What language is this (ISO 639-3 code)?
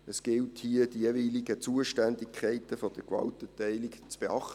gsw